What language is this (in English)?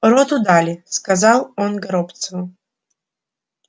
Russian